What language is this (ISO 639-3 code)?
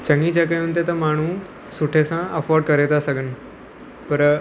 snd